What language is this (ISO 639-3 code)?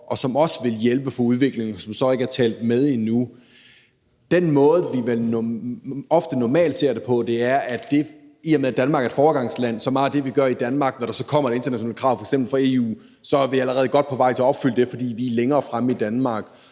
dan